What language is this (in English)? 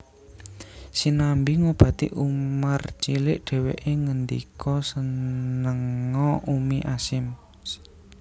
Javanese